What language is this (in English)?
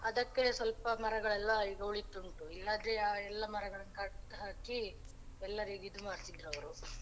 Kannada